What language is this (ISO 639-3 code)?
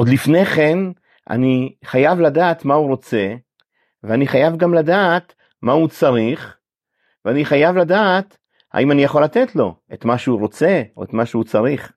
heb